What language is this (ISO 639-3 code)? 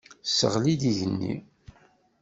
kab